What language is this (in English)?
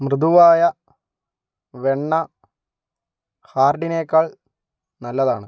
Malayalam